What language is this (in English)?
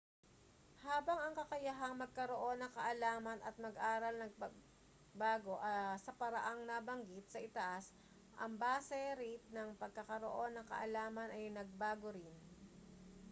Filipino